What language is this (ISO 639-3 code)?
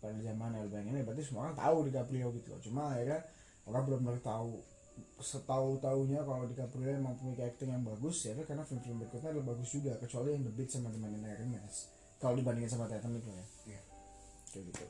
ind